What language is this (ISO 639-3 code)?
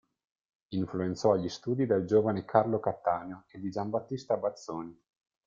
ita